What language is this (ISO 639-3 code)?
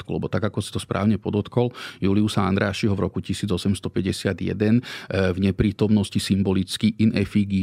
slk